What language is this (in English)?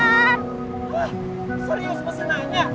Indonesian